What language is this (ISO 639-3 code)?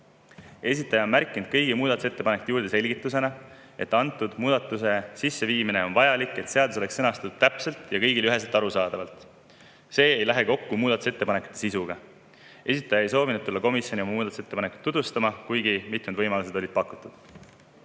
est